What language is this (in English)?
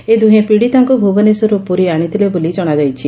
Odia